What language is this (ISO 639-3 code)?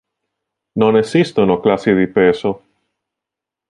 ita